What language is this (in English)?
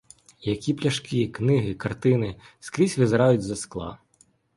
Ukrainian